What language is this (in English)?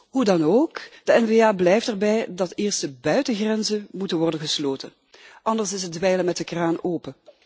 Dutch